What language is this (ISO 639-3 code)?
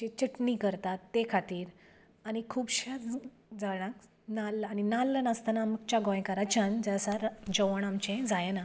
kok